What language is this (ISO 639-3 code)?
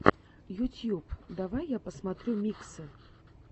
rus